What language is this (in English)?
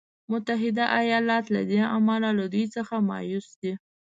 Pashto